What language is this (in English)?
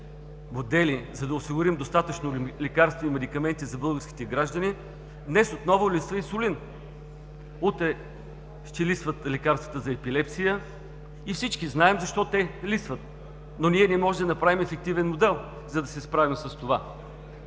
Bulgarian